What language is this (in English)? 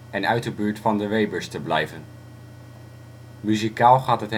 Dutch